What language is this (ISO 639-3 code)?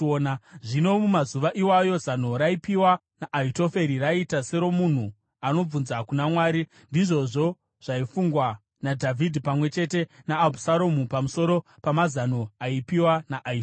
sna